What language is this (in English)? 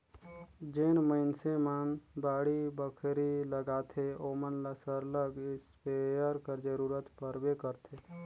Chhattisgarhi